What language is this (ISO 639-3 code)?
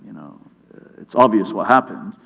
eng